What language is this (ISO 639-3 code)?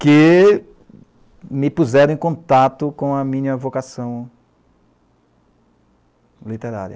por